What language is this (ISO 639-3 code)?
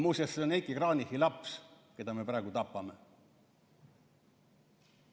est